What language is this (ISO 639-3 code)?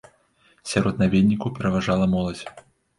bel